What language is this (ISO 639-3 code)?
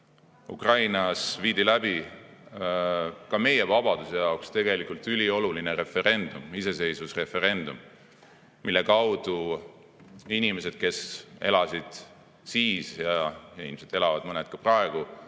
est